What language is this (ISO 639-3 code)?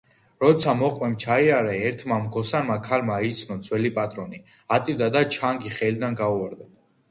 kat